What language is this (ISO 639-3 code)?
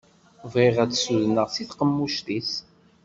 kab